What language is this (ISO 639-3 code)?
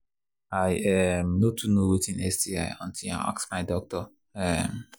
pcm